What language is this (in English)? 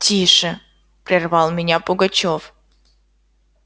Russian